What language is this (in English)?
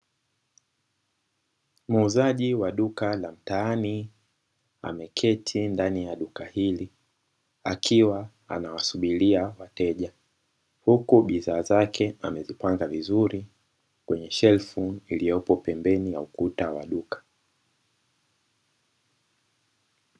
Swahili